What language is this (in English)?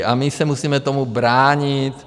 Czech